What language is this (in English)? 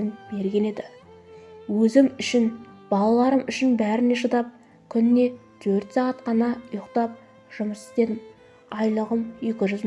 Turkish